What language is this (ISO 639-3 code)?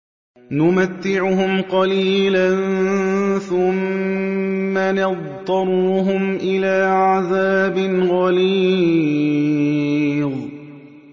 ara